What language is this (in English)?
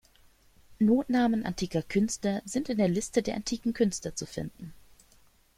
German